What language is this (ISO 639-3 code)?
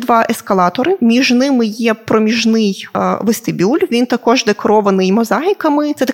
ukr